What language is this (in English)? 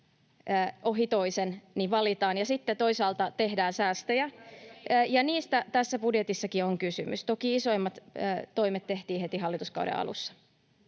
Finnish